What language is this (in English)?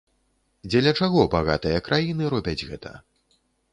Belarusian